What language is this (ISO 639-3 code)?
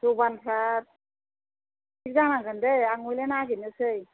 brx